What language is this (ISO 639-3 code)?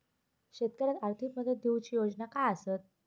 mar